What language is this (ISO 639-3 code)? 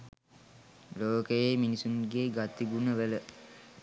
sin